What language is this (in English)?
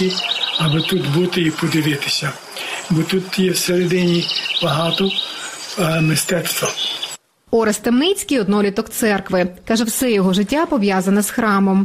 Ukrainian